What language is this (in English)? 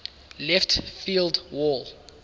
English